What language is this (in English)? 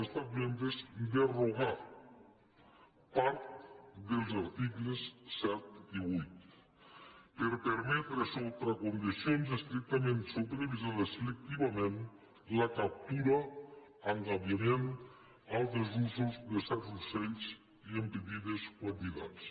Catalan